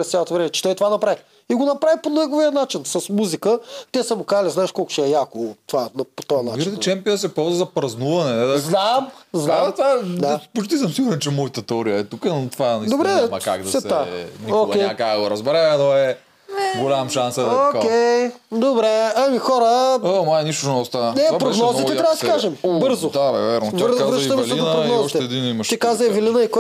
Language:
Bulgarian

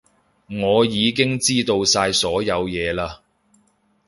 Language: Cantonese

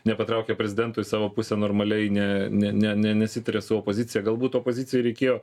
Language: Lithuanian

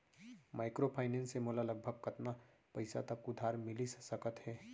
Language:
Chhattisgarhi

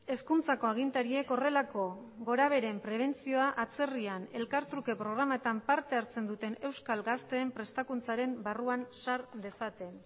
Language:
Basque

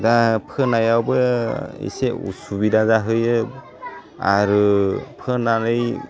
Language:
Bodo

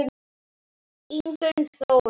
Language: Icelandic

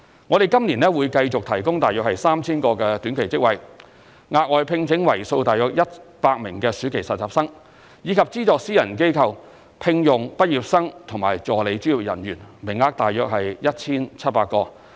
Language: Cantonese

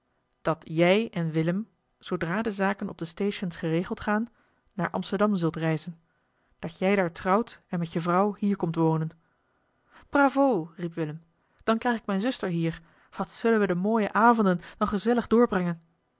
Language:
Dutch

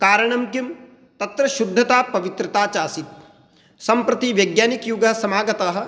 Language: Sanskrit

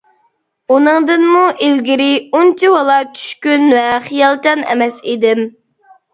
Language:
Uyghur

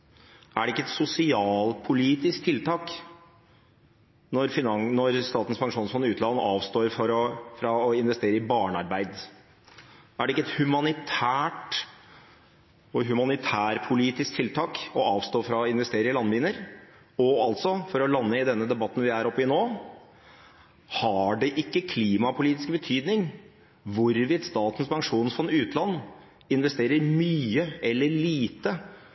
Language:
Norwegian Nynorsk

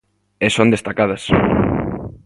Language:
Galician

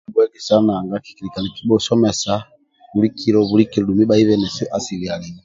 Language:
Amba (Uganda)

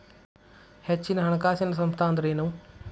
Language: Kannada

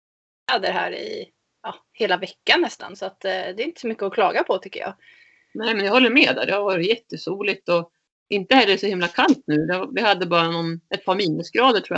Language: Swedish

